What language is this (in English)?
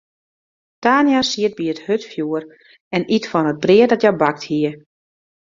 Western Frisian